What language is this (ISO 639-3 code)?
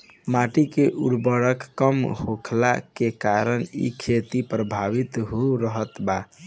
bho